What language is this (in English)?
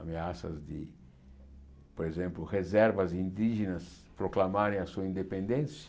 Portuguese